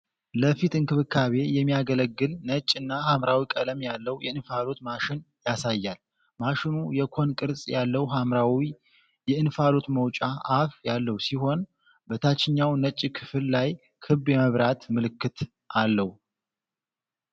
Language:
Amharic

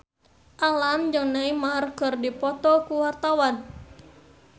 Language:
Sundanese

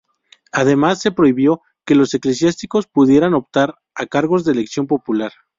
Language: Spanish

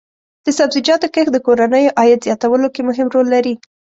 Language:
Pashto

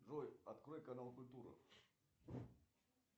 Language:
Russian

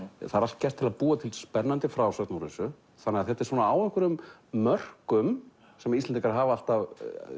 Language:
Icelandic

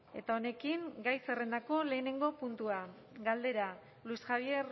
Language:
Basque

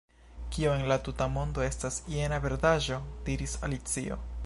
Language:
Esperanto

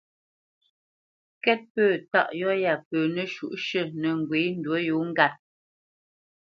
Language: Bamenyam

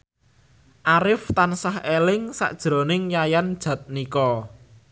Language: Javanese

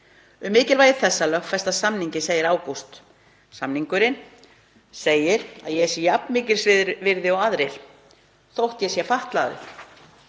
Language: Icelandic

